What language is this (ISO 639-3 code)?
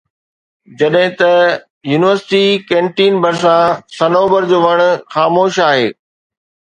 snd